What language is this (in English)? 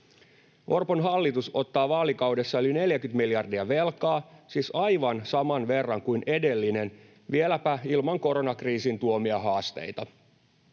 Finnish